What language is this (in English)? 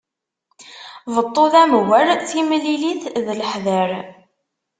Kabyle